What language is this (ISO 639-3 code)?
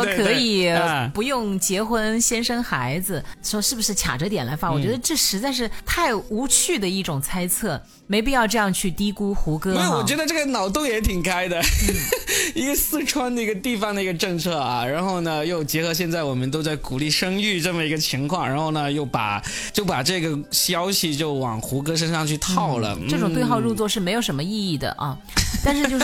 zho